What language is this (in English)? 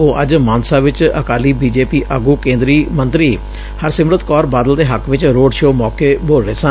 Punjabi